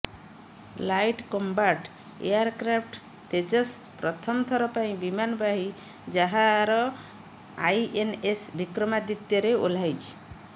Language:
Odia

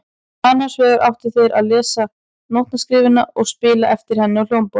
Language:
Icelandic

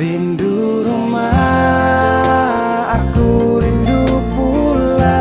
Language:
Indonesian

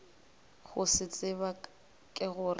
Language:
Northern Sotho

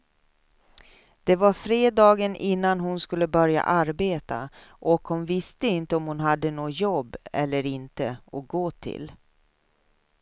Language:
Swedish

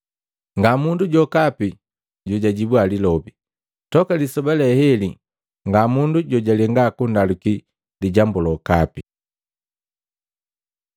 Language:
Matengo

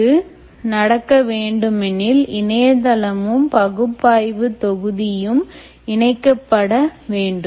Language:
Tamil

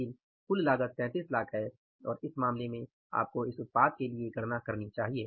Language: Hindi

